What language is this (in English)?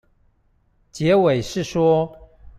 Chinese